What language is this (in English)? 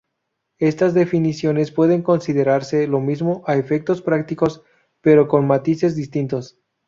Spanish